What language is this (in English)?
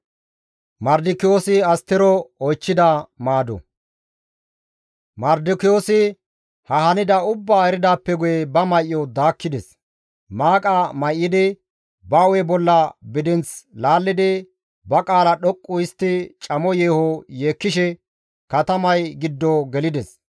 Gamo